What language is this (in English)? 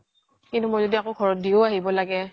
Assamese